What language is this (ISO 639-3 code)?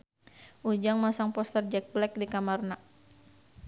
sun